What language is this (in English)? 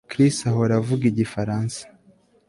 Kinyarwanda